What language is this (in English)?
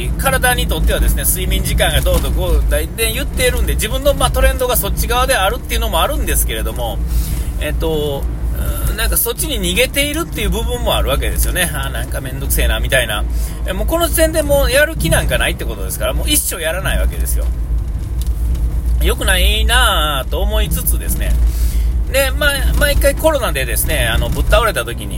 Japanese